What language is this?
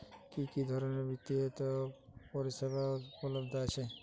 Bangla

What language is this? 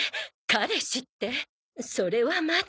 Japanese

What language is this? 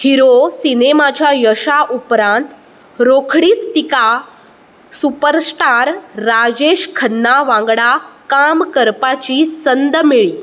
Konkani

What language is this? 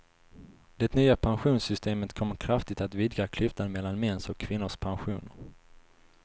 Swedish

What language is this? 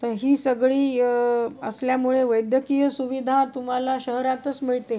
Marathi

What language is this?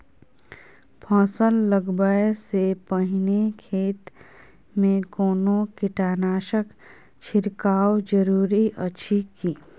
Maithili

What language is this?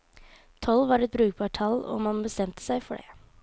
Norwegian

